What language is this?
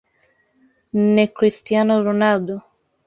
Swahili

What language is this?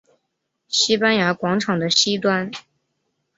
Chinese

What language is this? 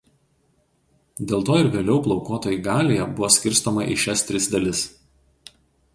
Lithuanian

